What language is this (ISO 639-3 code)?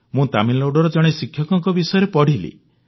ori